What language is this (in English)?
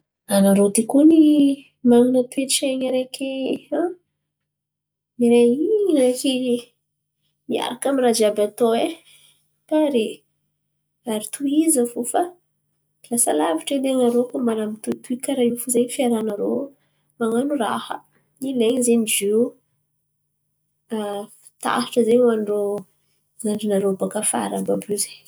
Antankarana Malagasy